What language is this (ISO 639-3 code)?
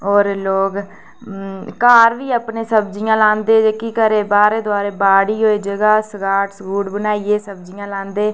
doi